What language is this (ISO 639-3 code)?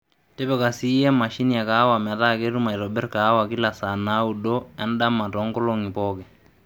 mas